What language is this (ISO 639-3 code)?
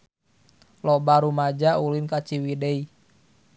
sun